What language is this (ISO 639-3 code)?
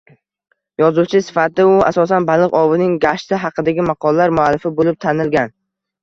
uzb